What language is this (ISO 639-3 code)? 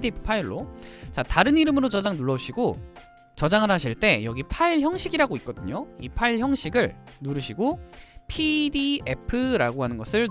kor